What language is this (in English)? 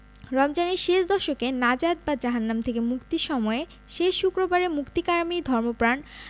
Bangla